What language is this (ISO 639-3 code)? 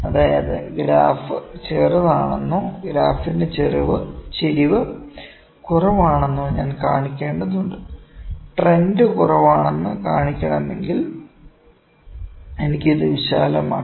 mal